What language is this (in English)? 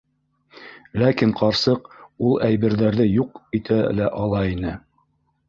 Bashkir